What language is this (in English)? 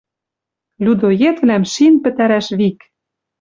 Western Mari